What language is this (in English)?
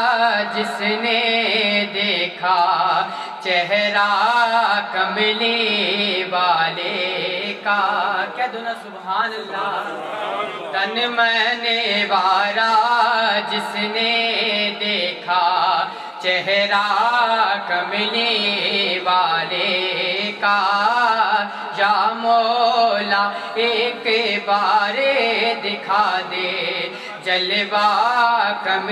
Hindi